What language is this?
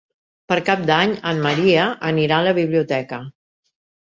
Catalan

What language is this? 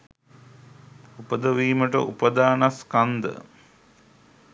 Sinhala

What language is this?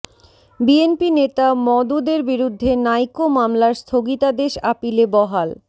Bangla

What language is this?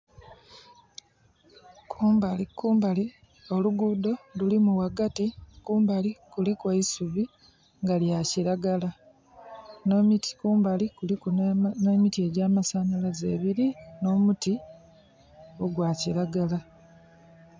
Soga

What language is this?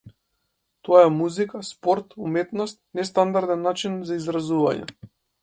Macedonian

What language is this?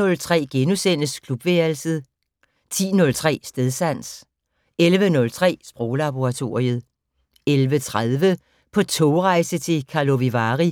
Danish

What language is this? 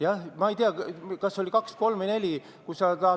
Estonian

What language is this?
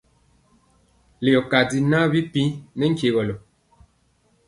Mpiemo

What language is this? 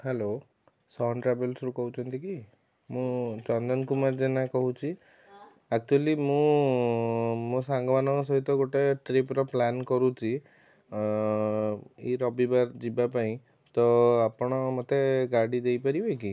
Odia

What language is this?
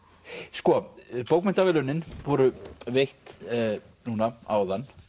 Icelandic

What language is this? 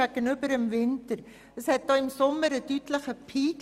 Swiss German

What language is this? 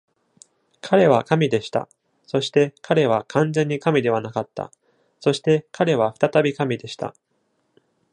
Japanese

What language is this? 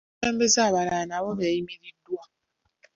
Ganda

